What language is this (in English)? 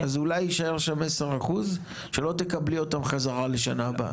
Hebrew